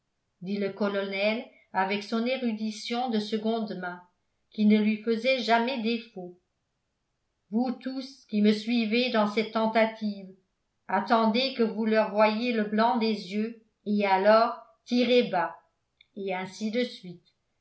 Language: French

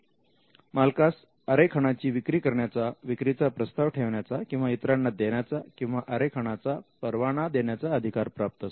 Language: Marathi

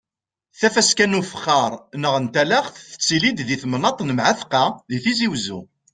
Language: Kabyle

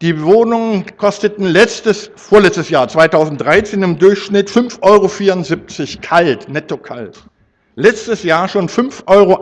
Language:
German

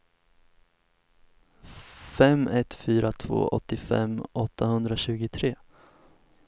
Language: Swedish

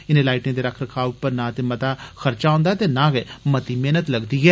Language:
Dogri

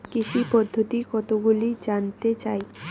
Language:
Bangla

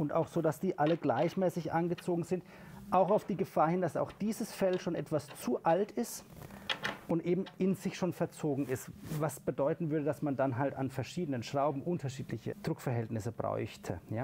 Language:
German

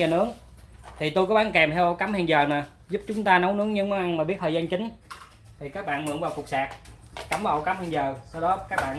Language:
Vietnamese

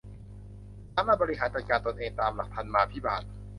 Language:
Thai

